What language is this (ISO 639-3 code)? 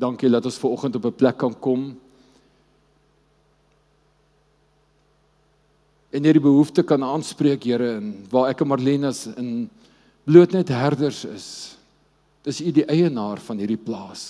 nld